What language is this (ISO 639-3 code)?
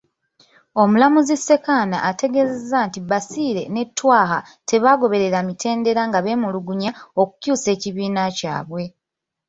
lug